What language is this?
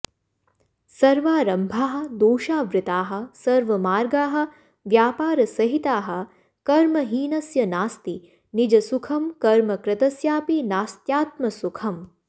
Sanskrit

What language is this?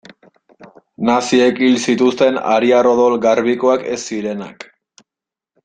Basque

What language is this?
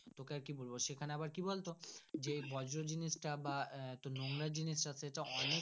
Bangla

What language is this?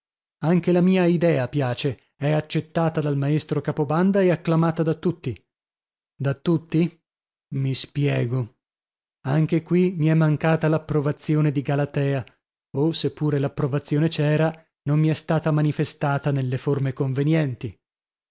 Italian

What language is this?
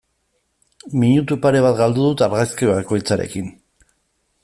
Basque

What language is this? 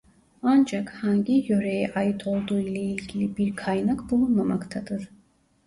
Turkish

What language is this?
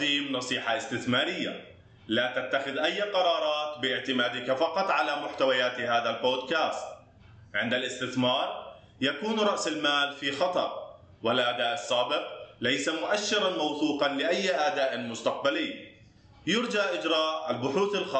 Arabic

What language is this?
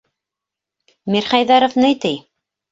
Bashkir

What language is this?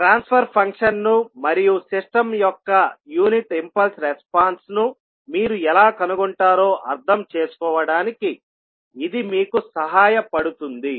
Telugu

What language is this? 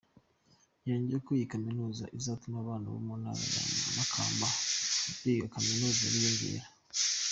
Kinyarwanda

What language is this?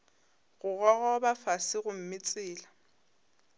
Northern Sotho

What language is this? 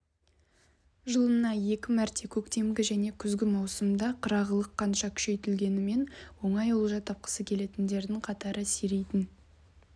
Kazakh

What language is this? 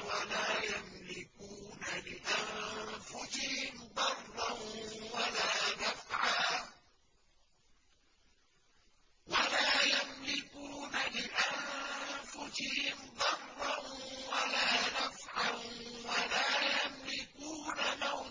Arabic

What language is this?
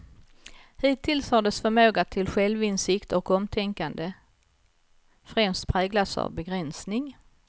Swedish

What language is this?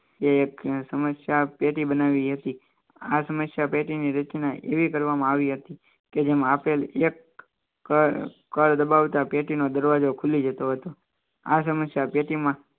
Gujarati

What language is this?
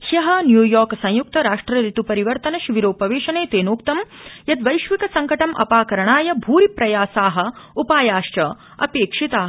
Sanskrit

